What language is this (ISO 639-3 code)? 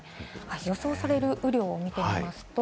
jpn